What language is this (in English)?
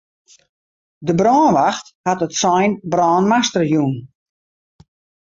Western Frisian